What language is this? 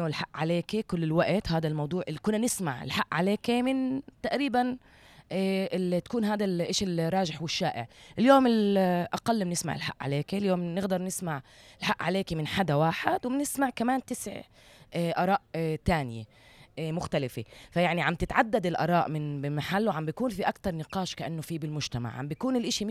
Arabic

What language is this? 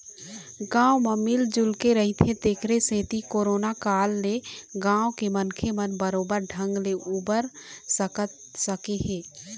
Chhattisgarhi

